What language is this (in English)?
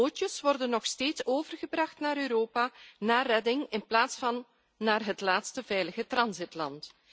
Dutch